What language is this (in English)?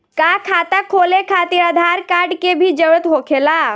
Bhojpuri